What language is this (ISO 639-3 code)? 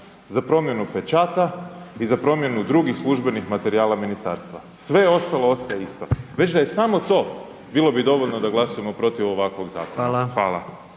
hrv